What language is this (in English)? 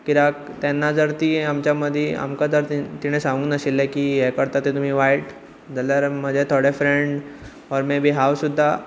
Konkani